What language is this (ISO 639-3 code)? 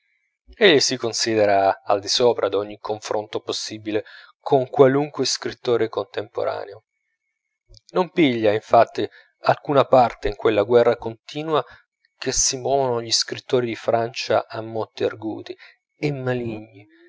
ita